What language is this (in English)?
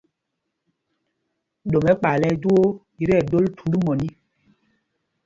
Mpumpong